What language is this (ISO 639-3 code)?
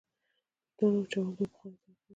pus